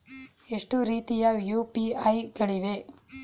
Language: Kannada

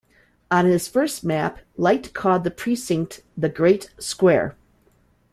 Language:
English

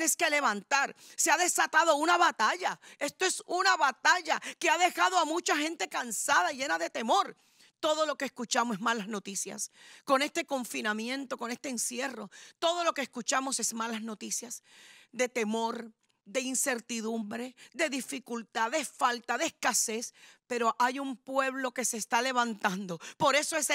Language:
Spanish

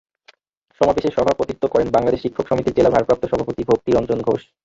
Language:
Bangla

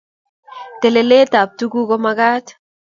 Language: Kalenjin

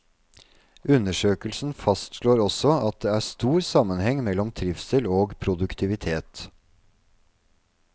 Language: Norwegian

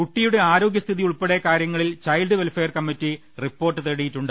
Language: Malayalam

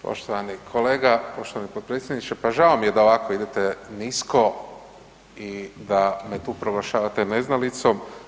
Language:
Croatian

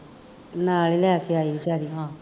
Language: Punjabi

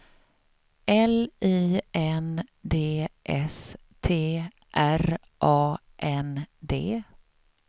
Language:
Swedish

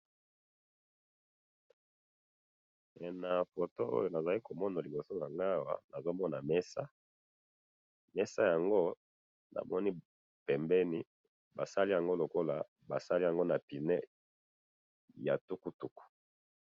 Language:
Lingala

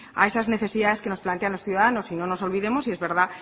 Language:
Spanish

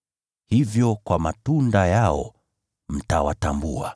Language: Swahili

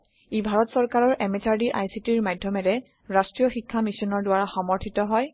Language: Assamese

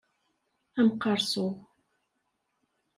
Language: Kabyle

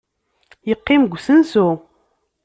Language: Kabyle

